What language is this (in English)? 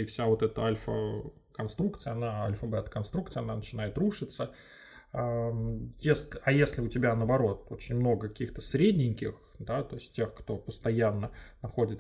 Russian